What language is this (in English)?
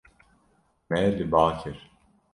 Kurdish